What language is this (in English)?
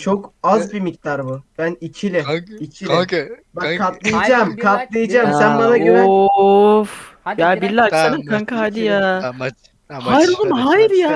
Turkish